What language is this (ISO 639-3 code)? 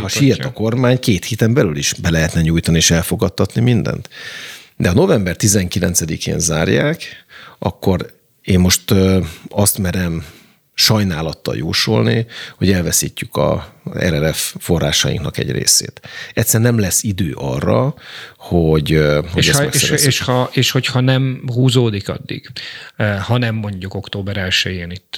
hun